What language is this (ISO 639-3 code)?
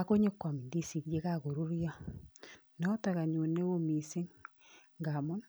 kln